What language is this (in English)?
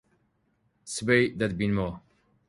Central Kurdish